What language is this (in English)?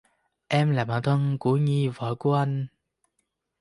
Vietnamese